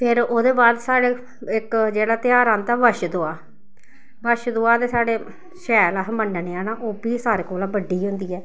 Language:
Dogri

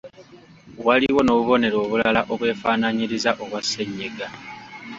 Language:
Ganda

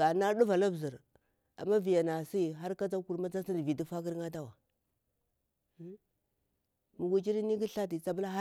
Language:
Bura-Pabir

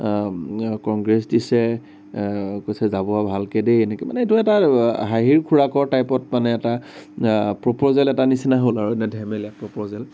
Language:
Assamese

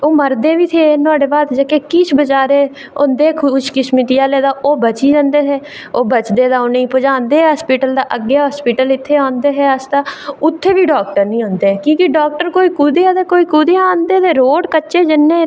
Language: Dogri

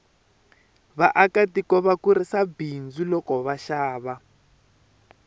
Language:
Tsonga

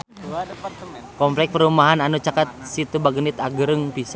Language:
Sundanese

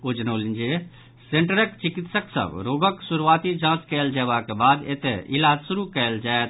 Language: Maithili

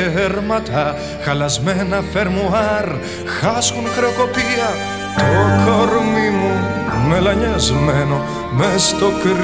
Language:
Greek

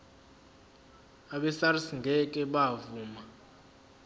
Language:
Zulu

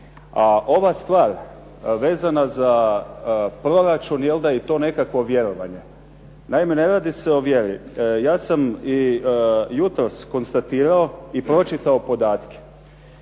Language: Croatian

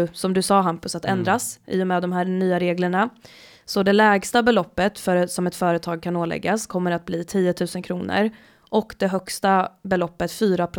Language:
Swedish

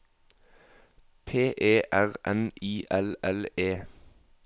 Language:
Norwegian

